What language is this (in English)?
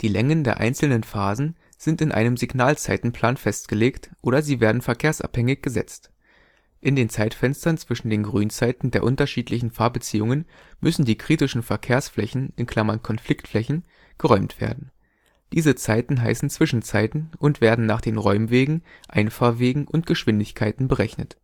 German